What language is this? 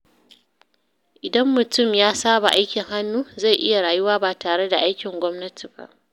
Hausa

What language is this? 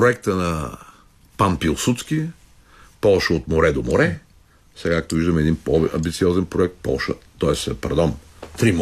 Bulgarian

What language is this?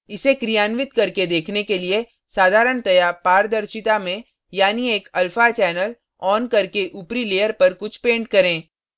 Hindi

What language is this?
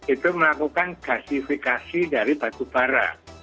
Indonesian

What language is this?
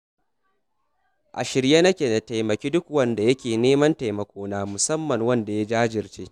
Hausa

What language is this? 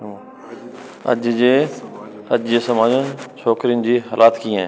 Sindhi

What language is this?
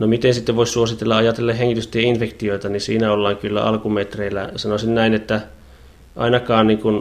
Finnish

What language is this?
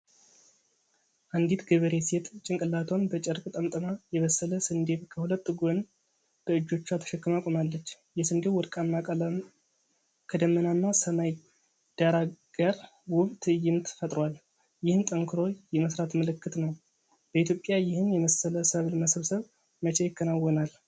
Amharic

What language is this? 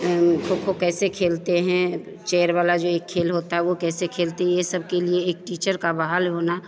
Hindi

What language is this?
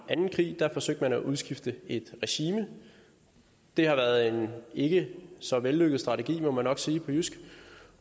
Danish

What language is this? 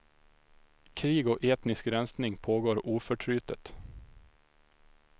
Swedish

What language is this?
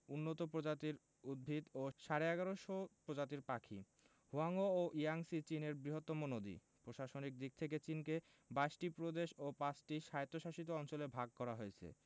Bangla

